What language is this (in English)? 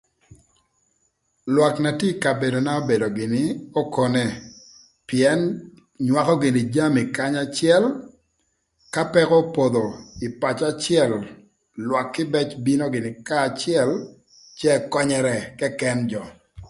Thur